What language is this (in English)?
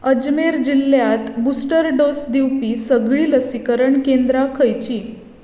Konkani